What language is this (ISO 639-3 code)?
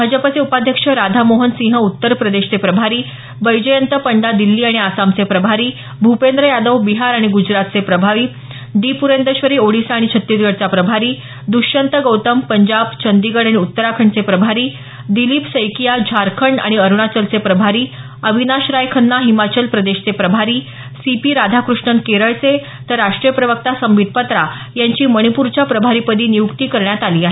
mar